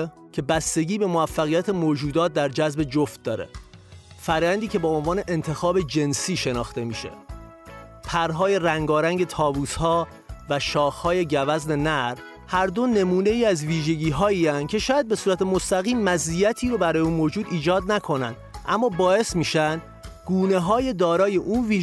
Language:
Persian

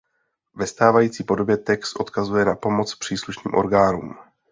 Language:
Czech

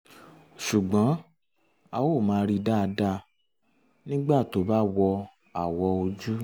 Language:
Yoruba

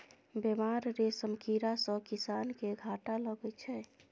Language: Maithili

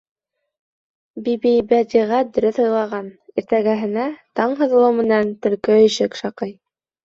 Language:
Bashkir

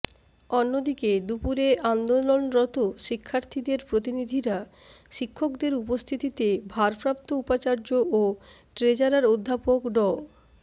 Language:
Bangla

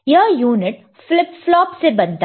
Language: Hindi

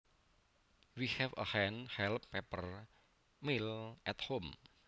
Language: Javanese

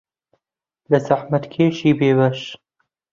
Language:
Central Kurdish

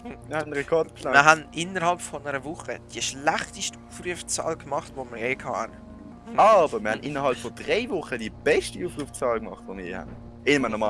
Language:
German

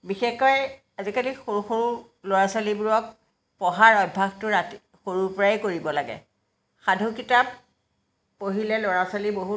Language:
Assamese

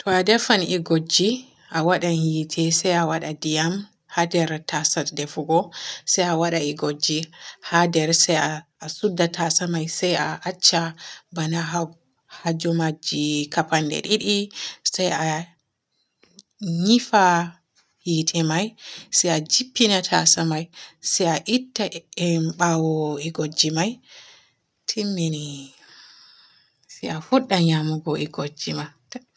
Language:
Borgu Fulfulde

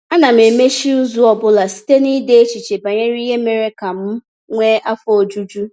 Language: Igbo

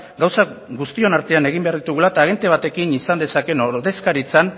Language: Basque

